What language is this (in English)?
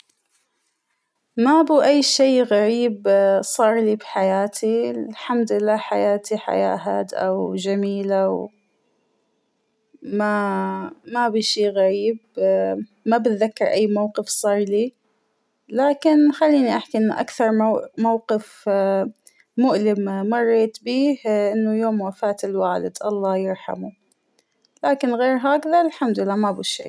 Hijazi Arabic